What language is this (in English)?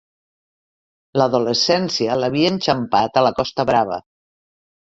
Catalan